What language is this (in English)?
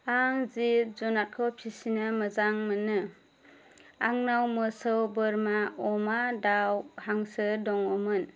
Bodo